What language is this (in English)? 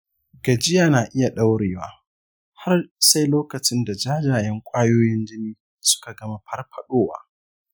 Hausa